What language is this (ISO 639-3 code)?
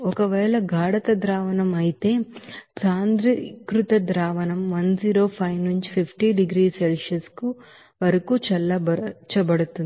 tel